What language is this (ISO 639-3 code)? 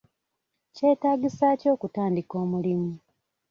lug